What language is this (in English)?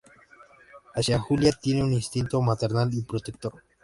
Spanish